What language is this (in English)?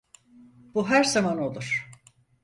Turkish